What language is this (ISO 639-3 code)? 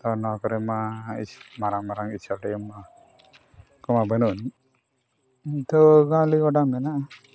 sat